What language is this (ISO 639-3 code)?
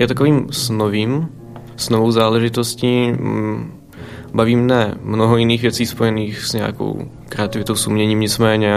ces